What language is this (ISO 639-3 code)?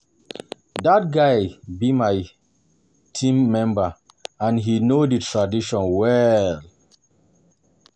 pcm